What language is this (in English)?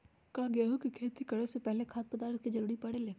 Magahi